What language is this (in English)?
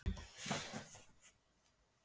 Icelandic